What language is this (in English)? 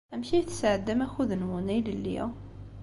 Kabyle